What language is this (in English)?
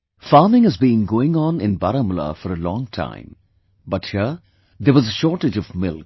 English